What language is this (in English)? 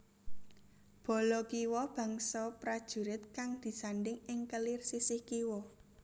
Javanese